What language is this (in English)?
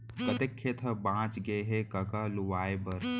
Chhattisgarhi